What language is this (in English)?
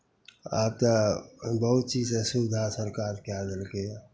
Maithili